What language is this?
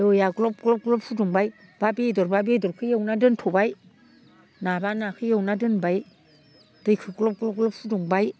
Bodo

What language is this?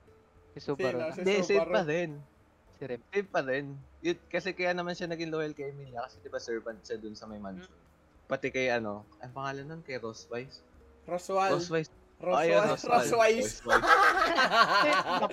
Filipino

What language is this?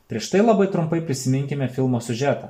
Lithuanian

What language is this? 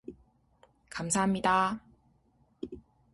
Korean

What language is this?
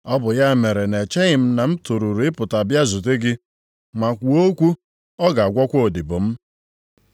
Igbo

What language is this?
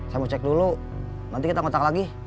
Indonesian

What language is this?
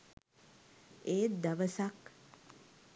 Sinhala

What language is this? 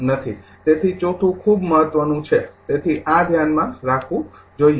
Gujarati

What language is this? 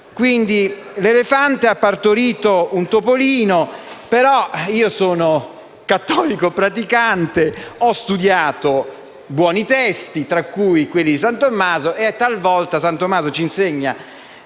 Italian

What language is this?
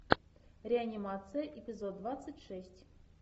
Russian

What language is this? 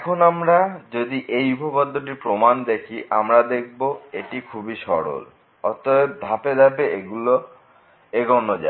Bangla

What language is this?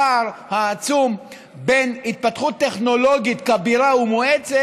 Hebrew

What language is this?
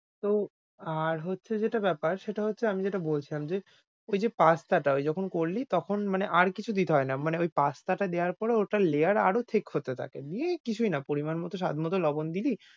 Bangla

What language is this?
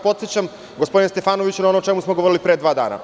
Serbian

